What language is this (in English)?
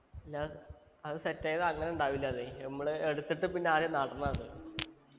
Malayalam